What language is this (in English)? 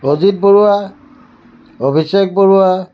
Assamese